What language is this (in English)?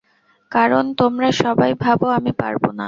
Bangla